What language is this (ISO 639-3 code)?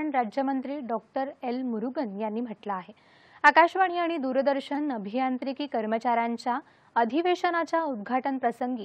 ron